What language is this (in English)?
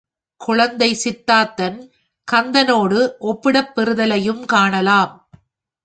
Tamil